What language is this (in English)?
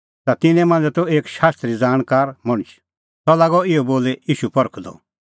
Kullu Pahari